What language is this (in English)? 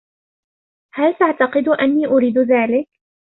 Arabic